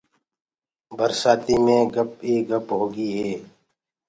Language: Gurgula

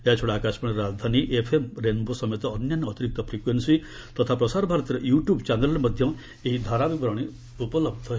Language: Odia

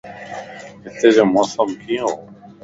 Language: Lasi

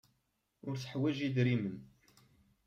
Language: Kabyle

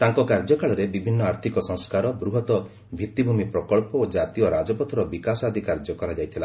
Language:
Odia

